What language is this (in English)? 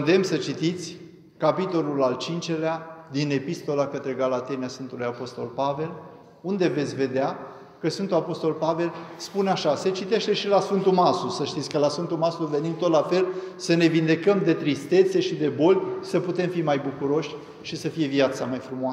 Romanian